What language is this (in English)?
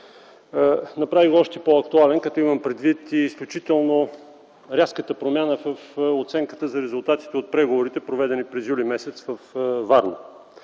Bulgarian